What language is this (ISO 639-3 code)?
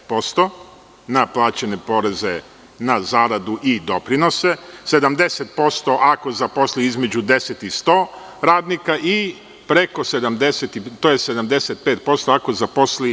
srp